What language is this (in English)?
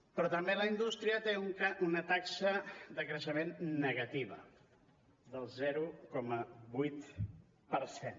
Catalan